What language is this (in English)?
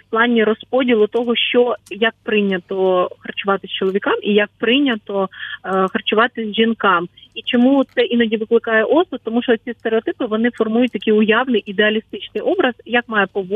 Ukrainian